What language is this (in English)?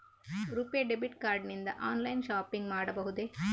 Kannada